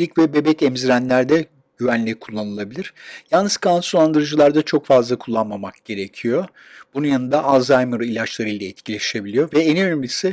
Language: Turkish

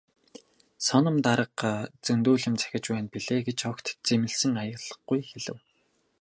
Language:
Mongolian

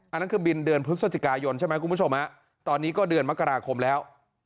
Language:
Thai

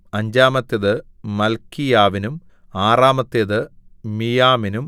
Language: Malayalam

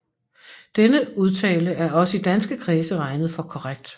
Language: Danish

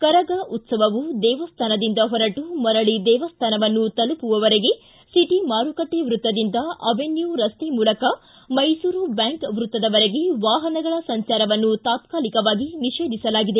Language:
Kannada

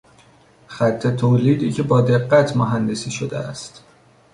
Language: Persian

